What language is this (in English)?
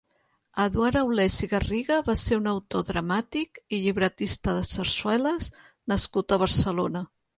Catalan